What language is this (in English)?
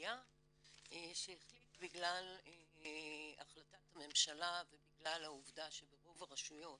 Hebrew